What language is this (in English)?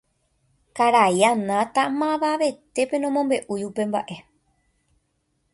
Guarani